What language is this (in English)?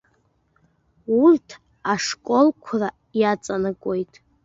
Abkhazian